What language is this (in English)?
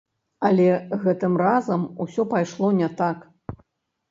Belarusian